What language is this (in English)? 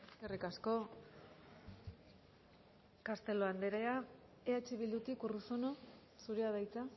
Basque